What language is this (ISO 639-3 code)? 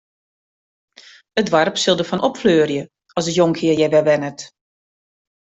fry